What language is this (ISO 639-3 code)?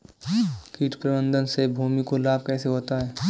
hin